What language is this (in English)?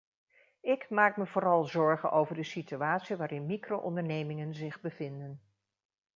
Dutch